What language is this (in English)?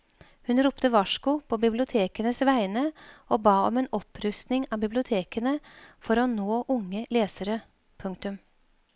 Norwegian